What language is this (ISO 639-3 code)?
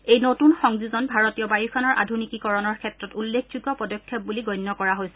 asm